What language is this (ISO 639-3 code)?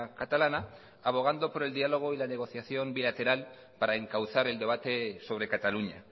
spa